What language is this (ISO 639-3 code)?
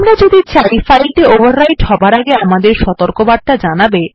ben